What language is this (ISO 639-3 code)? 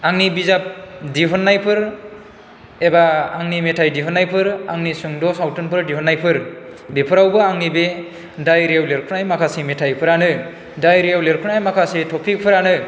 brx